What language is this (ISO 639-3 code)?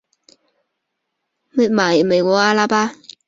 zho